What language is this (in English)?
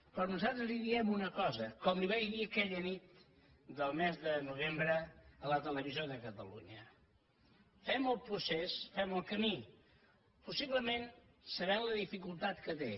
Catalan